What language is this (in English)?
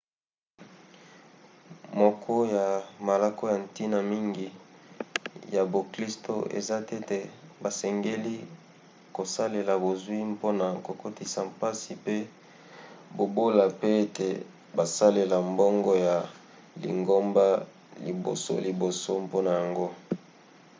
Lingala